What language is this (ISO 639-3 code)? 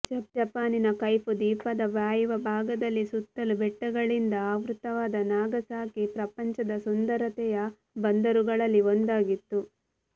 kan